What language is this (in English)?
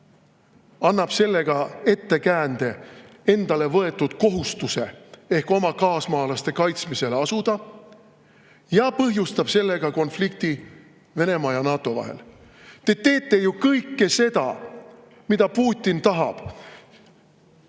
Estonian